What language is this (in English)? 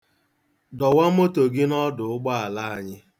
Igbo